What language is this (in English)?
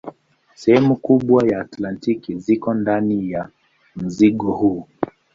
Swahili